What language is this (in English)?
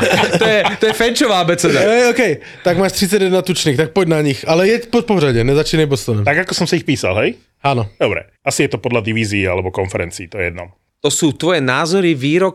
Slovak